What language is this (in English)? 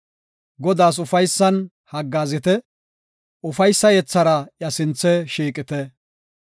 Gofa